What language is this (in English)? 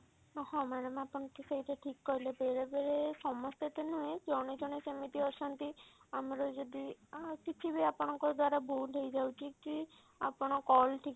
Odia